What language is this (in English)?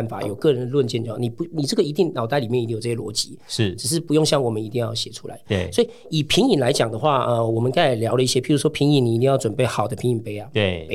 Chinese